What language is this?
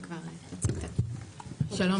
Hebrew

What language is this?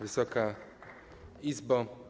Polish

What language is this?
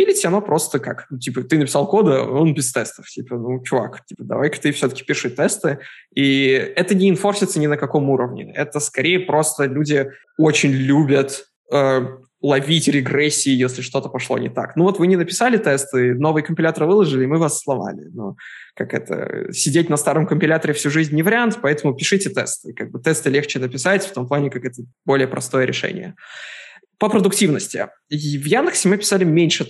Russian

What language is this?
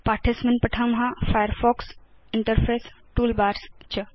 Sanskrit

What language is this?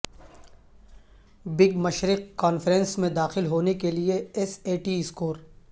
Urdu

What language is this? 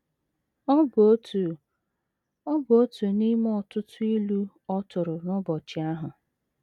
Igbo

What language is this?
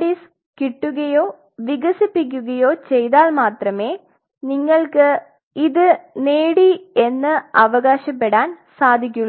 Malayalam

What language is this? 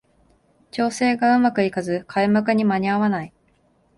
Japanese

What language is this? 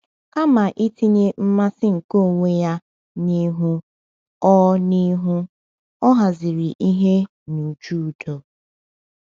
Igbo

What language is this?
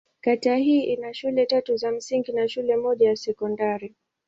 Swahili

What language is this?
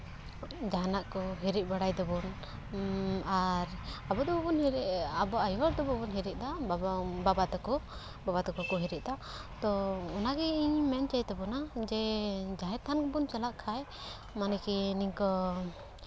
Santali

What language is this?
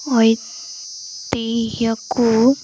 Odia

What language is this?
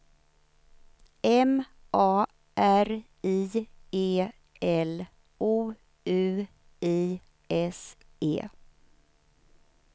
Swedish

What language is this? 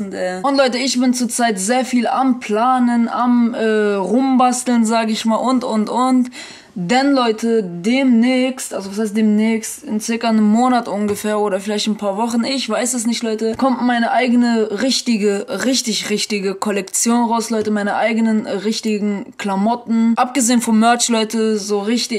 German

